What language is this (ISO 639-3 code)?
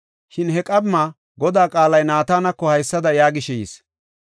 gof